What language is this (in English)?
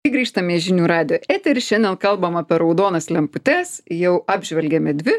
Lithuanian